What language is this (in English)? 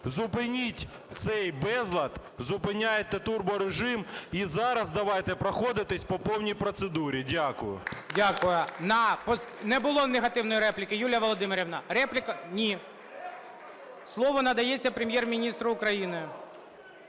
Ukrainian